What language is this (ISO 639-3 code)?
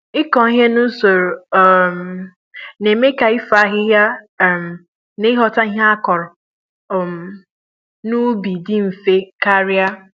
ibo